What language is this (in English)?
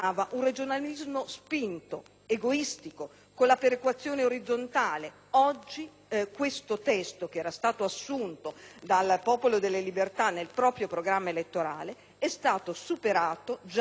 Italian